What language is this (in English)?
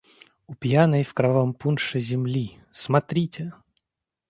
Russian